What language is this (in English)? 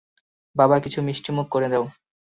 Bangla